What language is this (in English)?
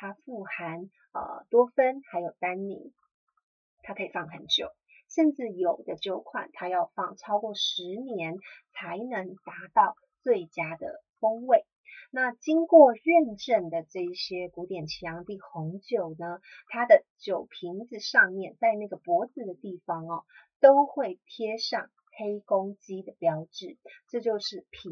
Chinese